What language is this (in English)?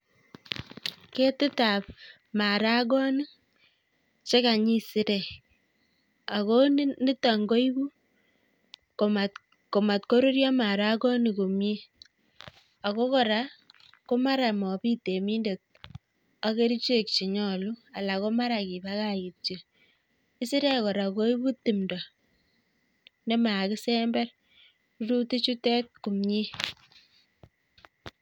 Kalenjin